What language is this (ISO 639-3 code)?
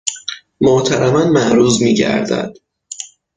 fas